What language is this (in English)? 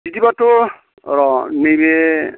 Bodo